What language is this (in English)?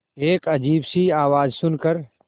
Hindi